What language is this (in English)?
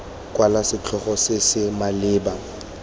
Tswana